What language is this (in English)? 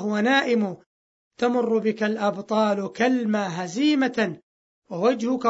Arabic